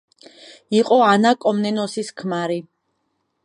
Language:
Georgian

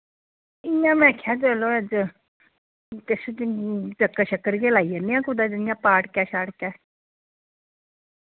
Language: Dogri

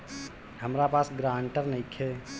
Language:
Bhojpuri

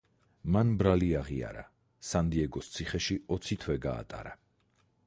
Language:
Georgian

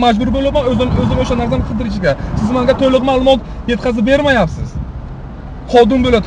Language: Turkish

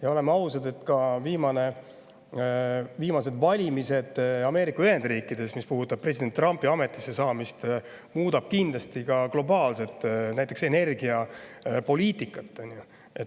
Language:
Estonian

